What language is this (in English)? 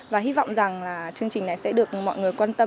Vietnamese